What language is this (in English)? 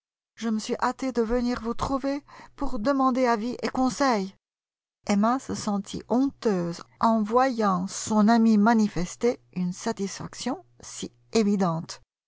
French